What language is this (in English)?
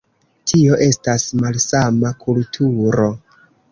Esperanto